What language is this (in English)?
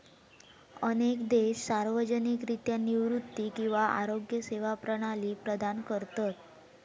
Marathi